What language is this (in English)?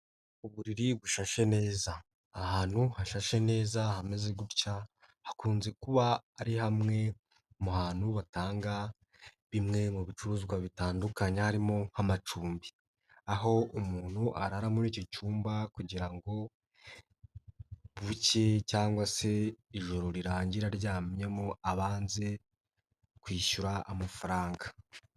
Kinyarwanda